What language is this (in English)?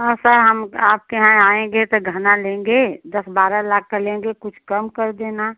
Hindi